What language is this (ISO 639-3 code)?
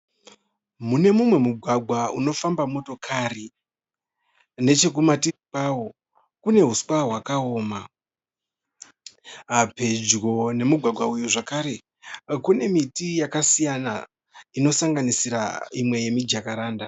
sna